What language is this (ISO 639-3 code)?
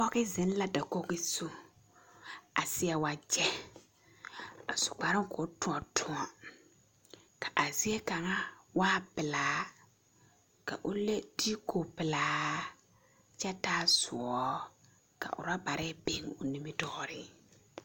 dga